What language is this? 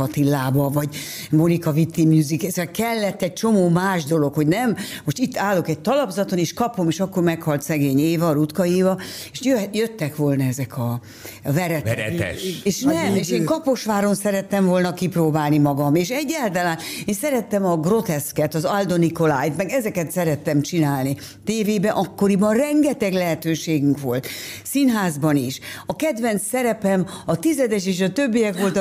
Hungarian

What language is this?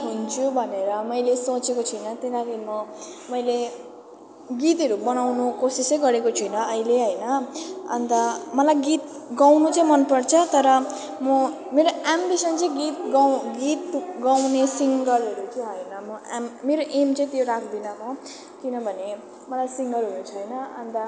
Nepali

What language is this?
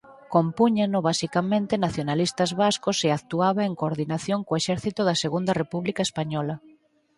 Galician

